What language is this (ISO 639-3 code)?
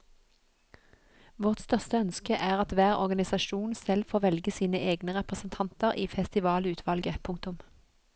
nor